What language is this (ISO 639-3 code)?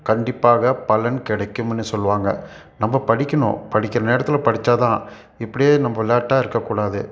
tam